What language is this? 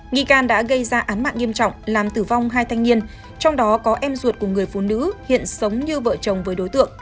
Vietnamese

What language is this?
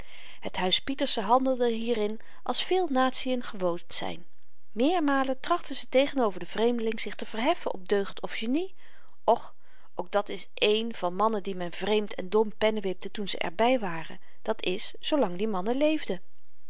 Dutch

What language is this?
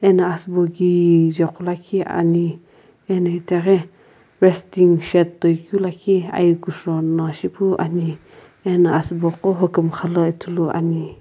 Sumi Naga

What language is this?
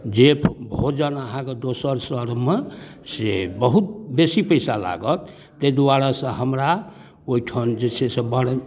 Maithili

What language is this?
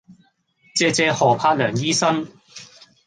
Cantonese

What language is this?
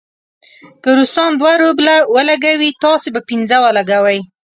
Pashto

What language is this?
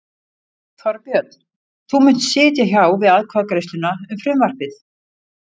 Icelandic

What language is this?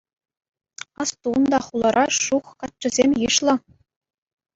Chuvash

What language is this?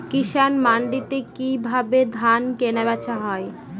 Bangla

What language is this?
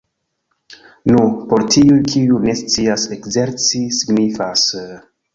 Esperanto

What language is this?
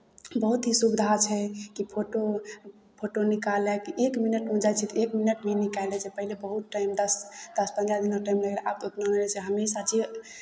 Maithili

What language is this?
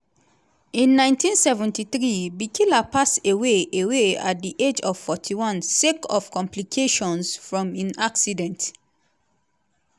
Nigerian Pidgin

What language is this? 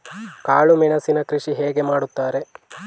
Kannada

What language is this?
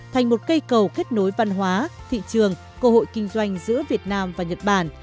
Vietnamese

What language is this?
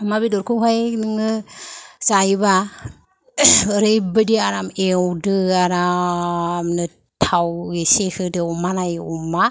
Bodo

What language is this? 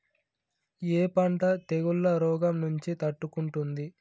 Telugu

